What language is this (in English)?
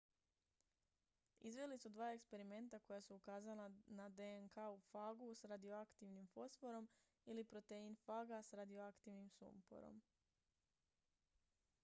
Croatian